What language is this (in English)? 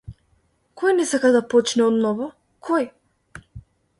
Macedonian